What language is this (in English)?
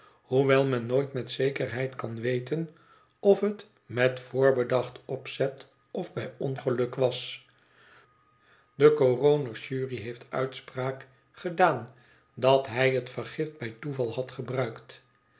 Dutch